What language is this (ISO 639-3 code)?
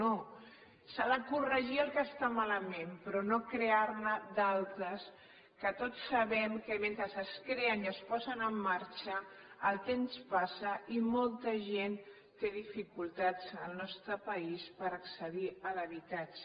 cat